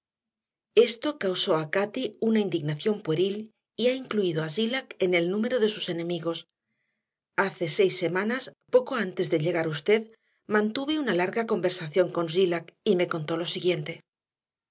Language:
Spanish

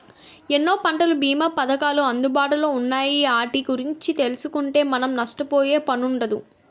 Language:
Telugu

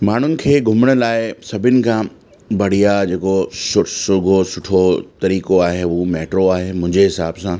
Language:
Sindhi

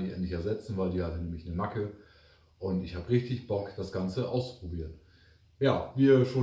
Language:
German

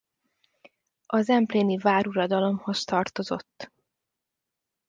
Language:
Hungarian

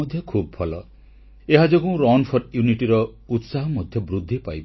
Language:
Odia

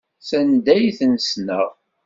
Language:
Kabyle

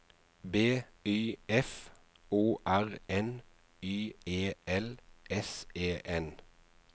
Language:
Norwegian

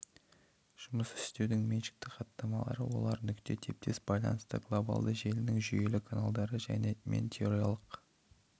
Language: Kazakh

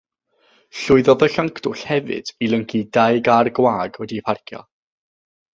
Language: Welsh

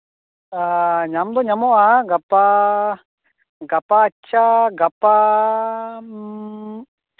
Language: Santali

